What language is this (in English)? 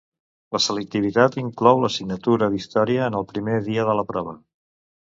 Catalan